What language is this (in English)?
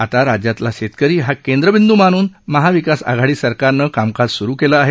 Marathi